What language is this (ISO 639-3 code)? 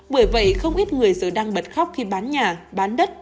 vie